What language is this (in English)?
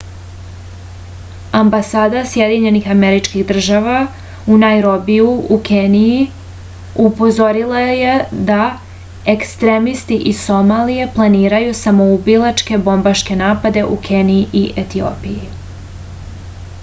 Serbian